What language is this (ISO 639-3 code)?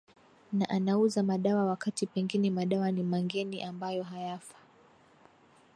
swa